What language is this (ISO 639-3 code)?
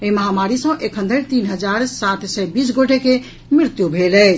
mai